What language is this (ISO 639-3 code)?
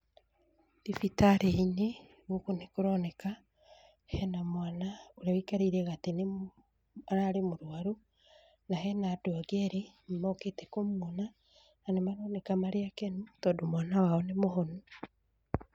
kik